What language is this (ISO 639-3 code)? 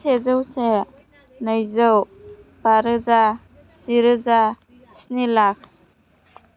brx